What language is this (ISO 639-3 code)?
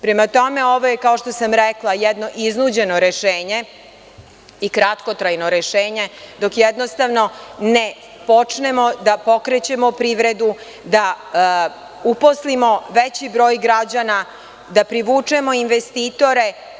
srp